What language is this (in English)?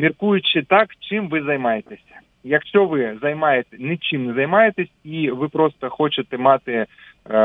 Ukrainian